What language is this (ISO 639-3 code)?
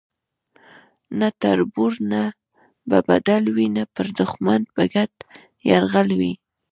pus